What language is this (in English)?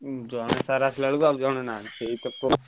Odia